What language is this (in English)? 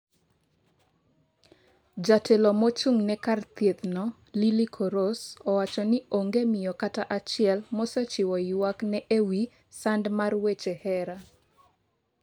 Luo (Kenya and Tanzania)